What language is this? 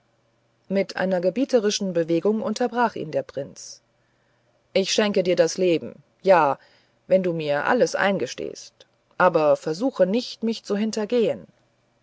German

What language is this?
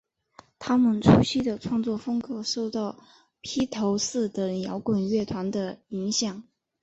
Chinese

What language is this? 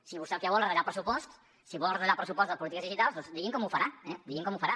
Catalan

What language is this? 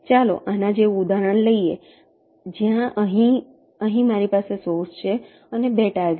Gujarati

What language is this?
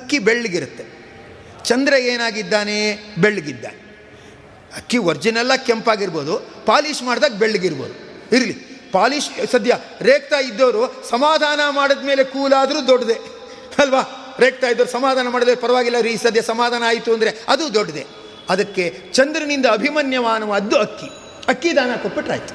Kannada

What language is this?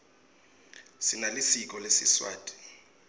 Swati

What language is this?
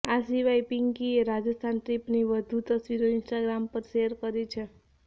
Gujarati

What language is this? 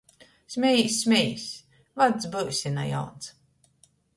Latgalian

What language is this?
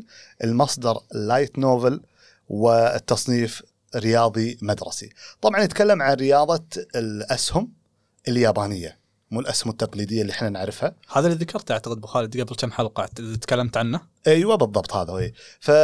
Arabic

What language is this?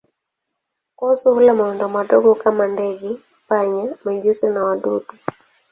Swahili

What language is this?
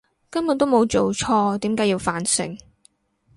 Cantonese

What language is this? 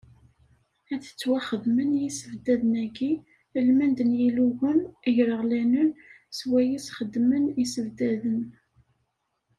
Kabyle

